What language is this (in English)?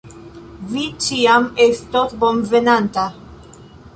Esperanto